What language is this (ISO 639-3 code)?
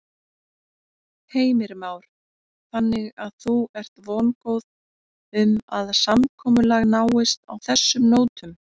isl